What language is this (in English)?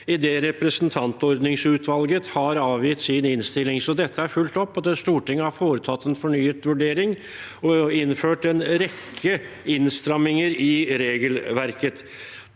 Norwegian